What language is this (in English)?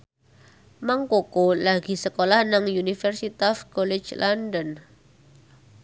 Javanese